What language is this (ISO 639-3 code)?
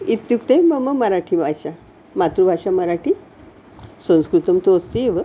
san